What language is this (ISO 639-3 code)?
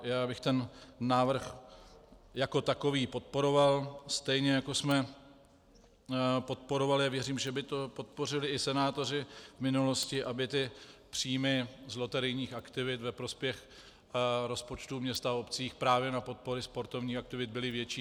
ces